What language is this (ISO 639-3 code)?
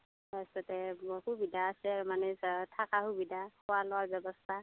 asm